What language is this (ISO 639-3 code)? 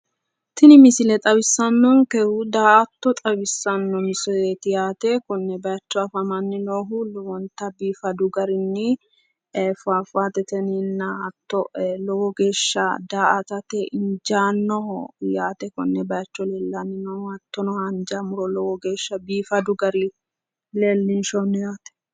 sid